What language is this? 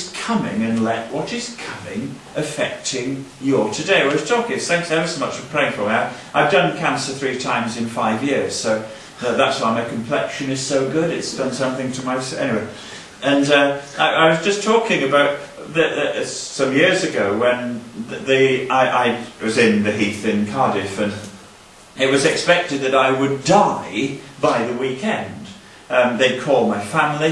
English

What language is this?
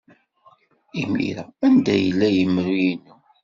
Kabyle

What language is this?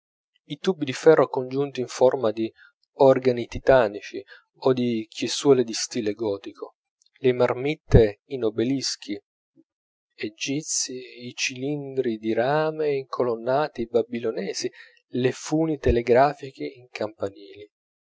Italian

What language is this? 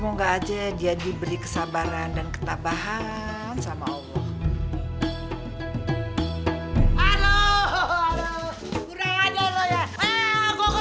Indonesian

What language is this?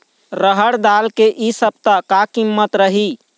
Chhattisgarhi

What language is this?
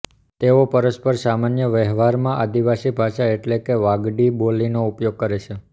Gujarati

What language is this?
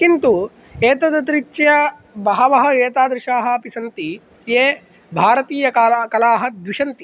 Sanskrit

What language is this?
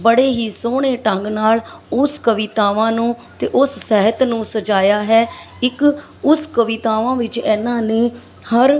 Punjabi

